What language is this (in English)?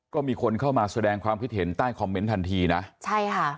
Thai